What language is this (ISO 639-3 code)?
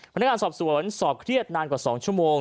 tha